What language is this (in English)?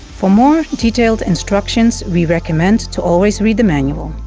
English